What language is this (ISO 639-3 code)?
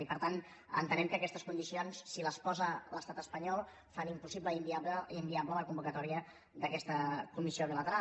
cat